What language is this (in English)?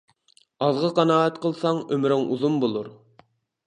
Uyghur